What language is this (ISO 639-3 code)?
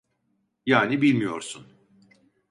tur